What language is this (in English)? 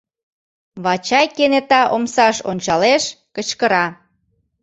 Mari